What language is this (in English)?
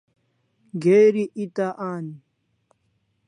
Kalasha